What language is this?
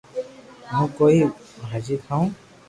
Loarki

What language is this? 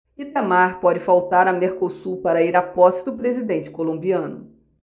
Portuguese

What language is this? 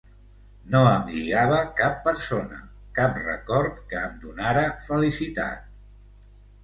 Catalan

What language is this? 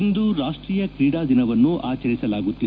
Kannada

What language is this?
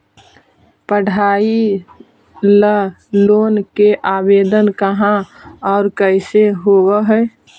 Magahi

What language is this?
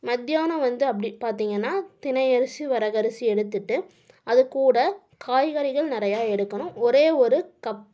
Tamil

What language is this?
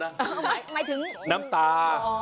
Thai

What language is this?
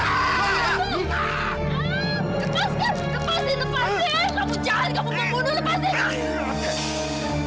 Indonesian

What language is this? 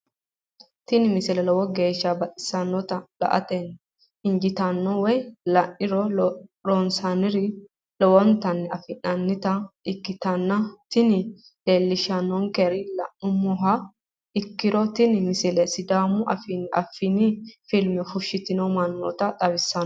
Sidamo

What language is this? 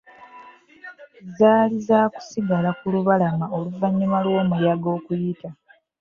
Ganda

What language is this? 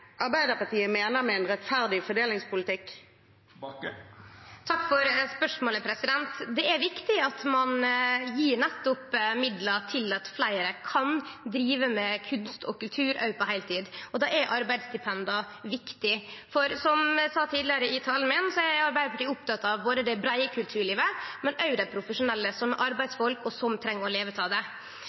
Norwegian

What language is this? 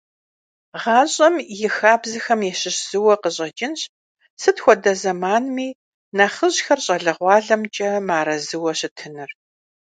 Kabardian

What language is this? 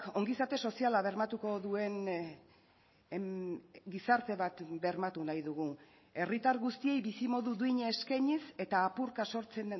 Basque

